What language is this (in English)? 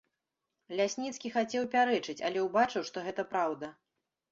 Belarusian